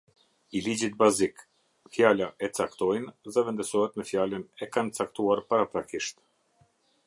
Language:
Albanian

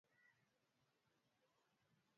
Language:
Swahili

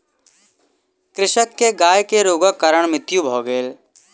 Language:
Maithili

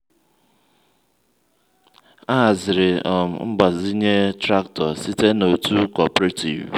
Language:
Igbo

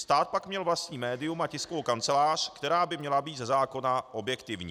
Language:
Czech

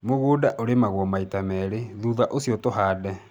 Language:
Kikuyu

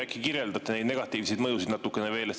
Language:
Estonian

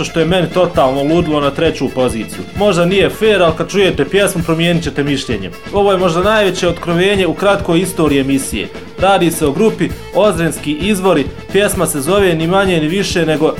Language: Croatian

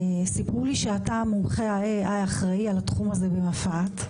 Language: Hebrew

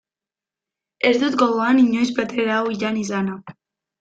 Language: Basque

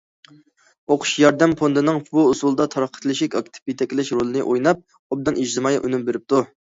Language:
Uyghur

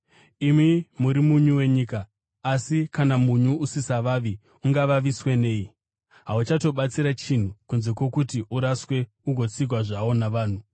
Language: Shona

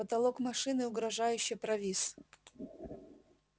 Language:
Russian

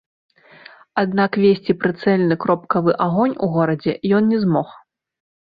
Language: Belarusian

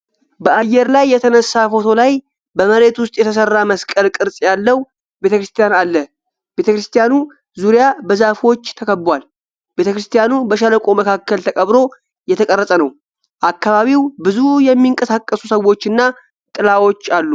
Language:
Amharic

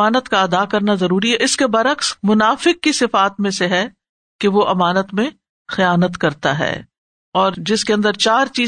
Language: Urdu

